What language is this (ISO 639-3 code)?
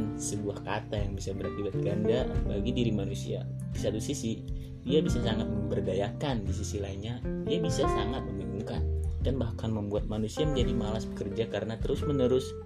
ind